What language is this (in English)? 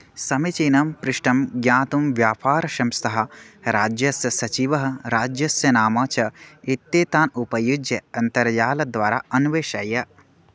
Sanskrit